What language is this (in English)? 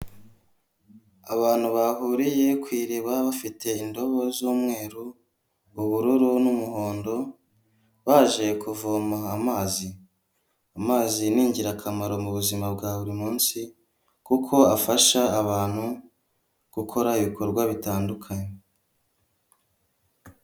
Kinyarwanda